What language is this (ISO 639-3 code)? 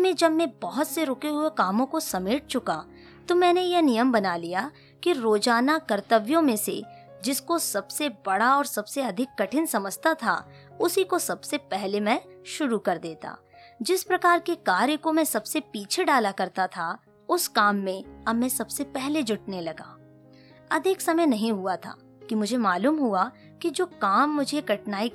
hin